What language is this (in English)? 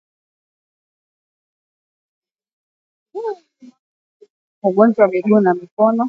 Swahili